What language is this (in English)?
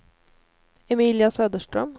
Swedish